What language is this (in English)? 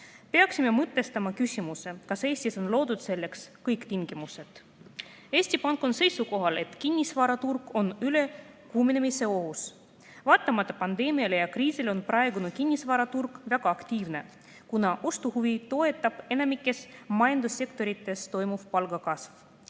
Estonian